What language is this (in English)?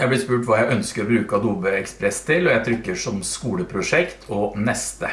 Norwegian